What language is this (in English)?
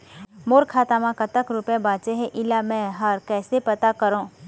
Chhattisgarhi